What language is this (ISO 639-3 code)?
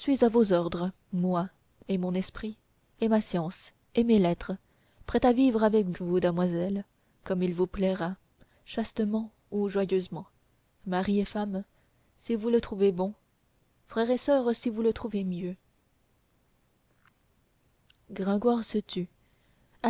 fra